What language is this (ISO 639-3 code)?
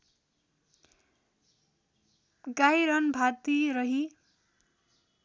nep